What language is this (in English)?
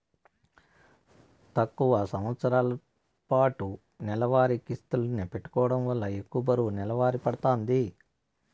Telugu